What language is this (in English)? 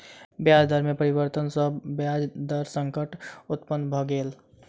Maithili